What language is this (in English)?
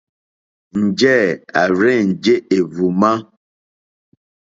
Mokpwe